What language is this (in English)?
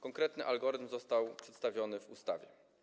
Polish